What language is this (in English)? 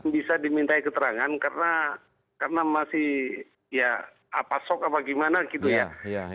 Indonesian